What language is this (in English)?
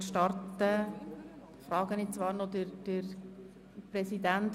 Swiss German